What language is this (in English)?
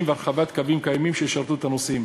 Hebrew